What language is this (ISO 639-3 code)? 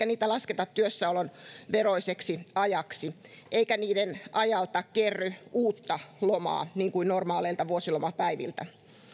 fin